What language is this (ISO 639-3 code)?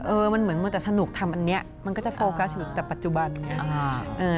tha